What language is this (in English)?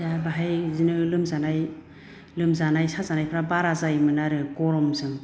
Bodo